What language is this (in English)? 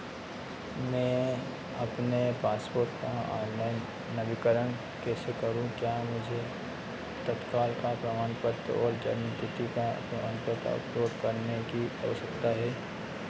Hindi